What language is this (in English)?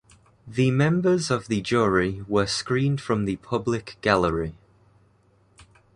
English